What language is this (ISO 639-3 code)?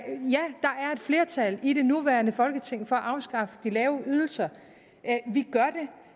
dan